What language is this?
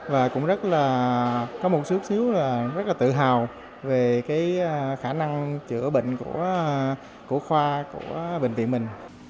Vietnamese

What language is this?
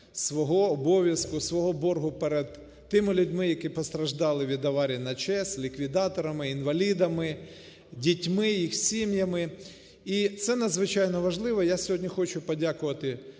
Ukrainian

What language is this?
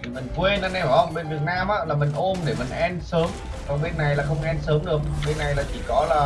Vietnamese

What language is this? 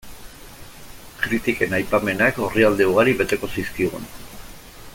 Basque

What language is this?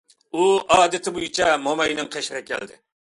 Uyghur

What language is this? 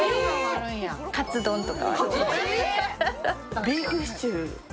Japanese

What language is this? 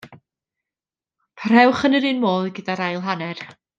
Welsh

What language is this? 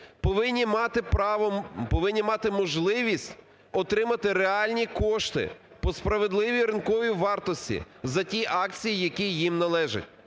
Ukrainian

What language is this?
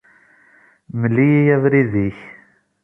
Kabyle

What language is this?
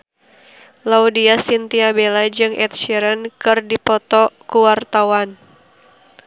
Sundanese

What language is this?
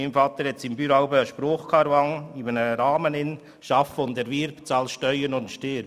Swiss German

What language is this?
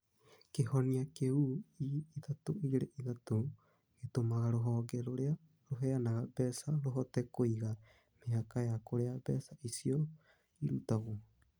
Kikuyu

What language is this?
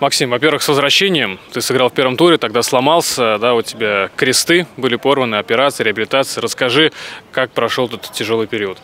Russian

